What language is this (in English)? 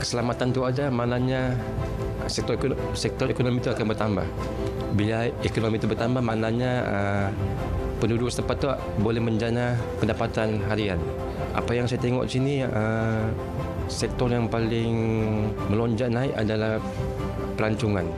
Malay